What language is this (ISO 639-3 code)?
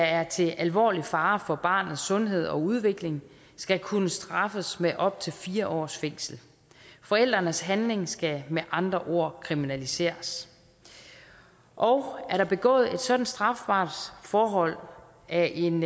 dan